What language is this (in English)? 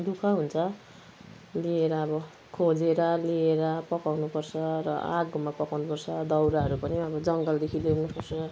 Nepali